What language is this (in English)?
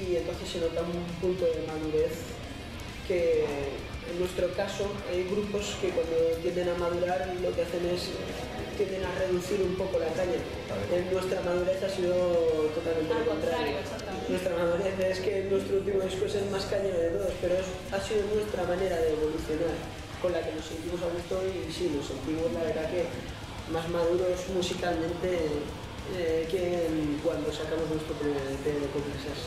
Spanish